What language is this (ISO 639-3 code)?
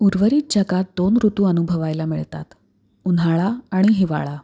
mar